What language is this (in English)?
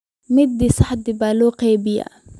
Somali